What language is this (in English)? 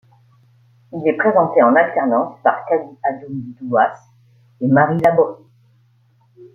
French